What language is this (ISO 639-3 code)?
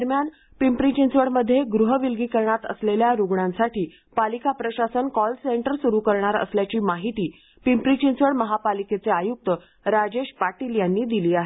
mar